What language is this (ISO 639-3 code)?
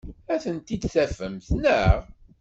kab